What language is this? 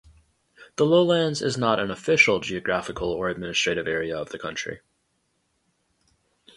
English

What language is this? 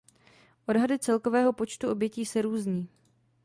Czech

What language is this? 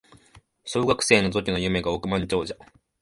Japanese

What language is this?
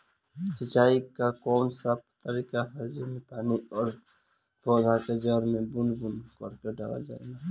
Bhojpuri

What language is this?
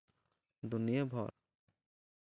Santali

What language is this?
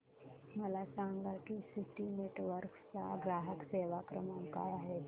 Marathi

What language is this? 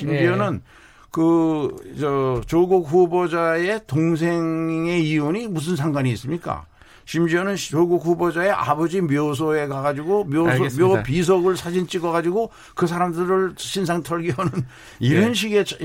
Korean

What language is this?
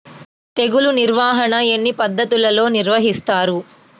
Telugu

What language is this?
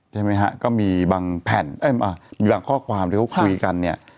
Thai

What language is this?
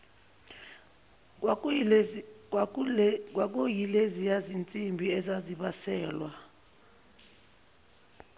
Zulu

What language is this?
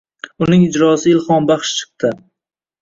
Uzbek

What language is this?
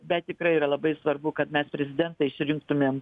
Lithuanian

